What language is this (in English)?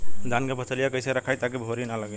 Bhojpuri